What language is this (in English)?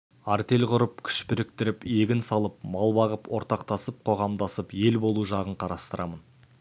Kazakh